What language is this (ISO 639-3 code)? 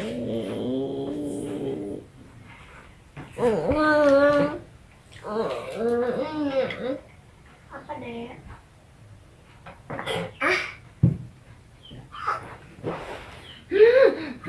ind